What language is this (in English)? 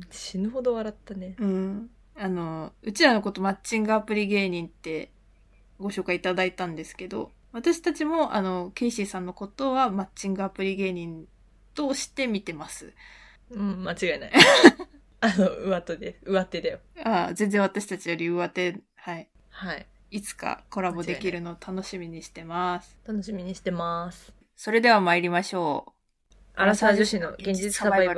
Japanese